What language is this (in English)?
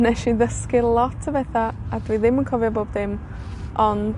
Welsh